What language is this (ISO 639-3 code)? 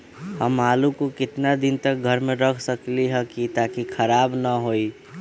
mag